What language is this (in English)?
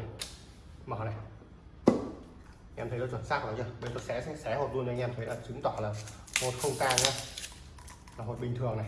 Vietnamese